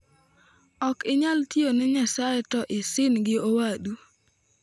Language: Luo (Kenya and Tanzania)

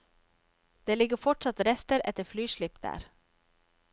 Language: Norwegian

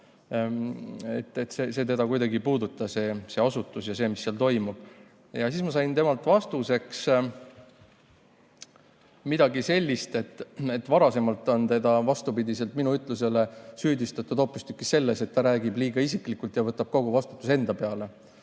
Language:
Estonian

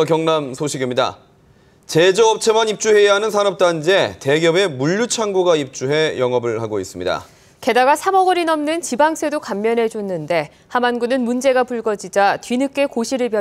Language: Korean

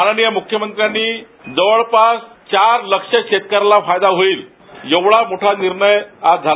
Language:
Marathi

